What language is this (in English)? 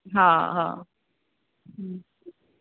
Sindhi